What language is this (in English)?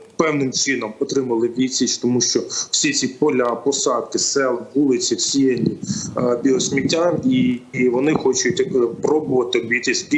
Ukrainian